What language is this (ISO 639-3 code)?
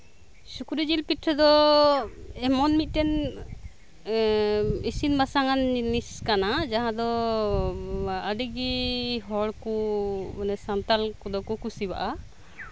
sat